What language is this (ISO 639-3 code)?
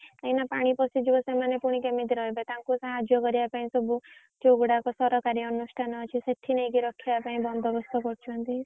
ori